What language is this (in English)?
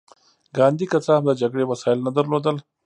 Pashto